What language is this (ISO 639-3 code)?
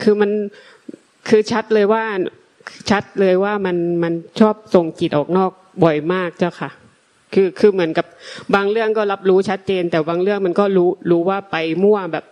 tha